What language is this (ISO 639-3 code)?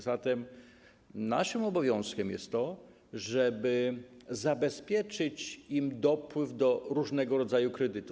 pol